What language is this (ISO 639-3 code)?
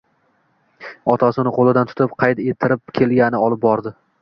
uzb